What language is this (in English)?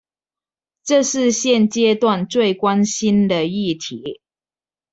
Chinese